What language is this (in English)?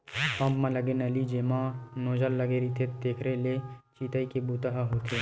Chhattisgarhi